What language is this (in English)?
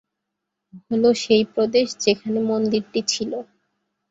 Bangla